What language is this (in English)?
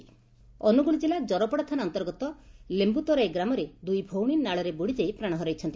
Odia